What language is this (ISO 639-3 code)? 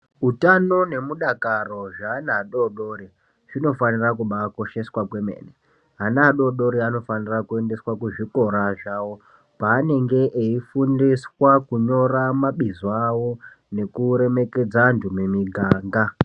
ndc